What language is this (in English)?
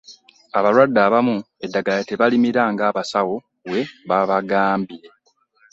Ganda